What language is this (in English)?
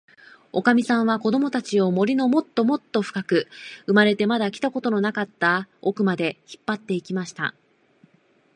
Japanese